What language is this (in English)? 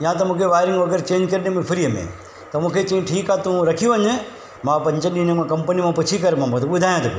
Sindhi